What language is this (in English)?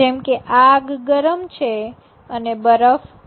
Gujarati